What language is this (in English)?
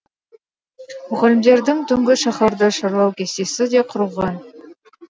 Kazakh